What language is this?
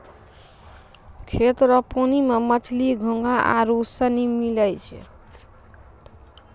Maithili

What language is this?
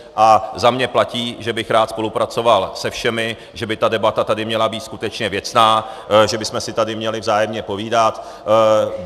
Czech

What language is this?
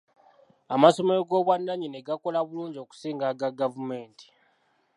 Ganda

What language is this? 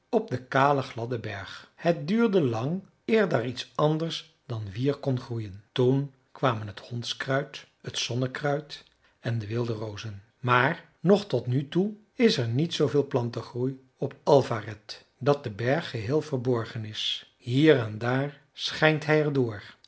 Dutch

